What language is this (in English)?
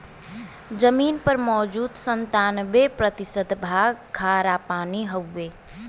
Bhojpuri